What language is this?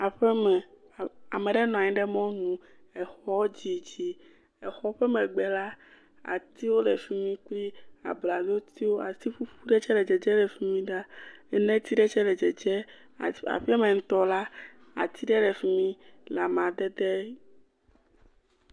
Ewe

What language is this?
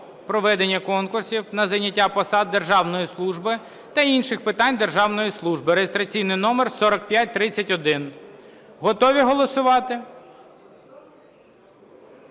Ukrainian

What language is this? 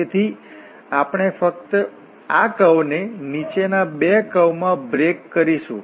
Gujarati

